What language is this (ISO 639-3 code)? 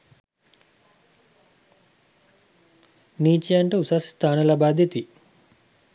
sin